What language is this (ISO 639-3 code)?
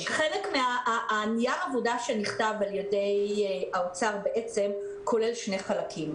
heb